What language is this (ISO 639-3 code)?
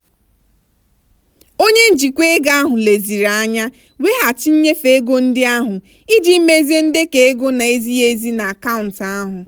ibo